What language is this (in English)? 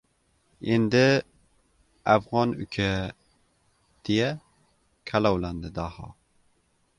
Uzbek